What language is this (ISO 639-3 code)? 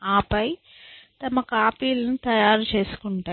tel